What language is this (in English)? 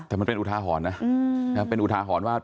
Thai